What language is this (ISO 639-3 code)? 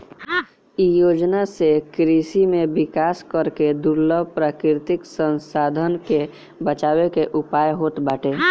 bho